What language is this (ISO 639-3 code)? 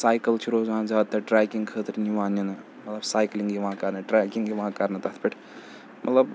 kas